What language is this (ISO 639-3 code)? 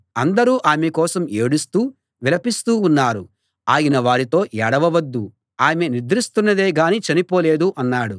tel